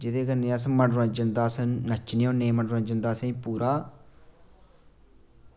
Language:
Dogri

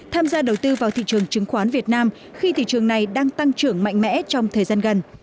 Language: Vietnamese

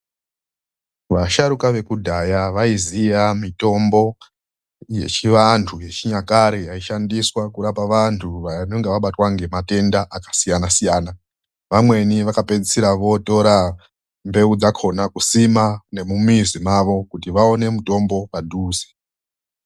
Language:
Ndau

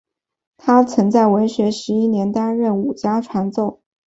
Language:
Chinese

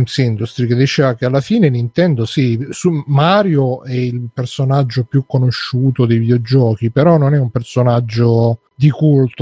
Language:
Italian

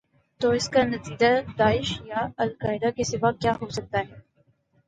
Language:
Urdu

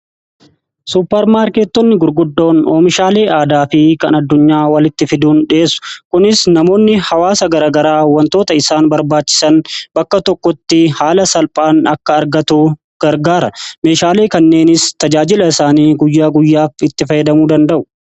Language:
Oromo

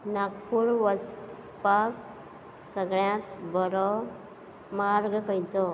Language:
Konkani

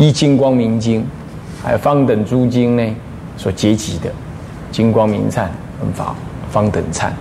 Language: Chinese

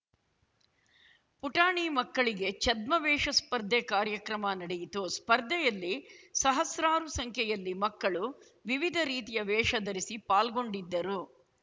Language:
Kannada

